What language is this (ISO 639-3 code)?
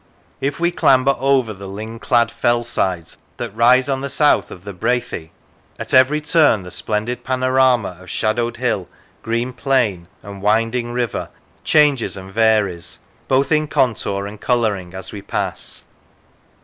eng